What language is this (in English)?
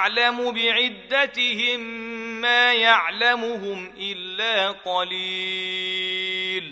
Arabic